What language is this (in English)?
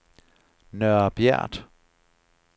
Danish